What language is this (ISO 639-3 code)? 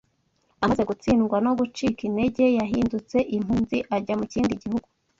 kin